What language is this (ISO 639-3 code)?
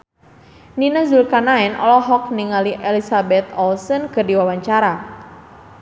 sun